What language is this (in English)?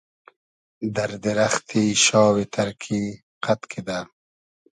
Hazaragi